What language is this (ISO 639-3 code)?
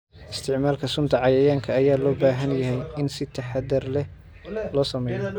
som